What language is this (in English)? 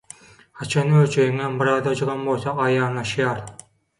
Turkmen